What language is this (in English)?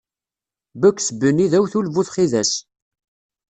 Kabyle